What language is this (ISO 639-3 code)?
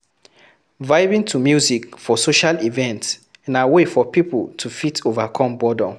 pcm